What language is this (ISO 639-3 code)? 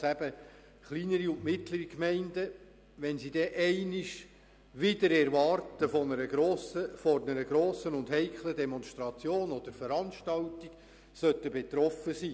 gsw